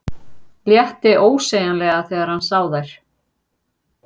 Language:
Icelandic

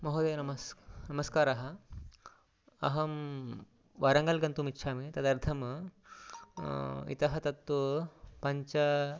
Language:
Sanskrit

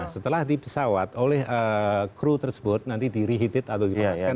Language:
Indonesian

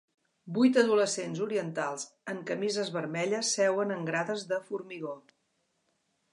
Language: Catalan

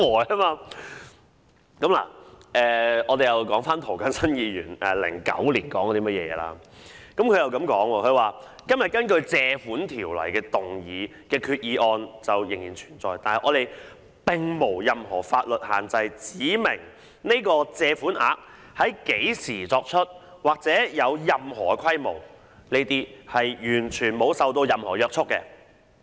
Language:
Cantonese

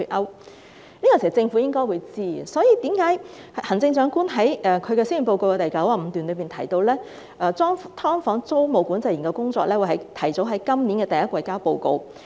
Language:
Cantonese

